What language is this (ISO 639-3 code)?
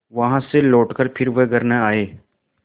hin